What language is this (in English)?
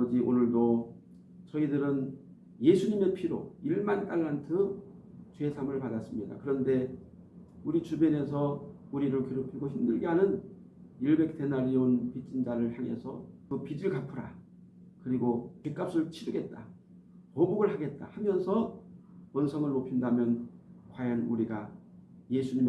Korean